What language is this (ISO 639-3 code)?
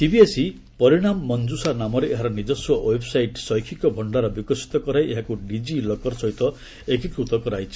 ori